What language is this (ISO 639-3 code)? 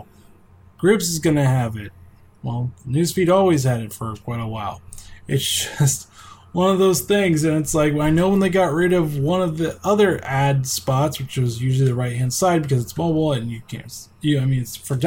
eng